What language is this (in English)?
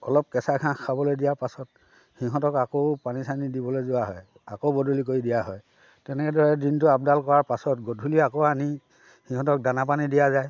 Assamese